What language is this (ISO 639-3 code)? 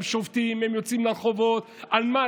heb